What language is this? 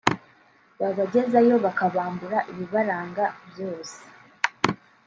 Kinyarwanda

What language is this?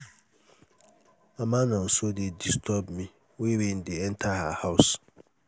Nigerian Pidgin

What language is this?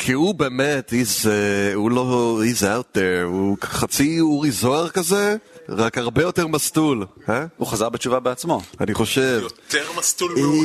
Hebrew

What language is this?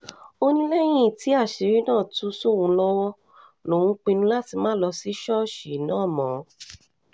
Yoruba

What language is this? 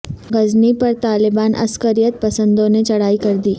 Urdu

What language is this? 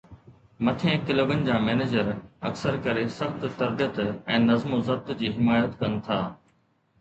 Sindhi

